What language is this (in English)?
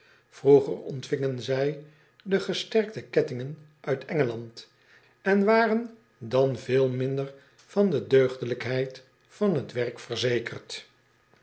Dutch